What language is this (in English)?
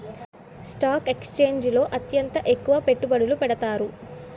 Telugu